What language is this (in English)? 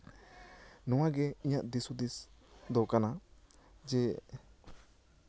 Santali